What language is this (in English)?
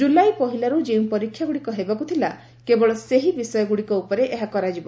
Odia